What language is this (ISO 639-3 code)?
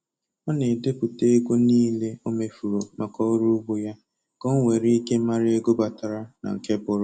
ibo